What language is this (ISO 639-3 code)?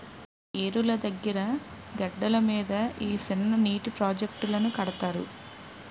tel